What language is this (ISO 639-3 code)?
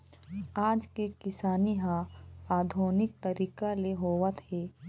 hne